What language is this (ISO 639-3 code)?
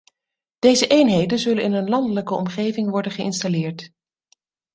nld